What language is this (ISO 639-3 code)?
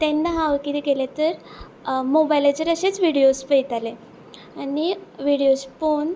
kok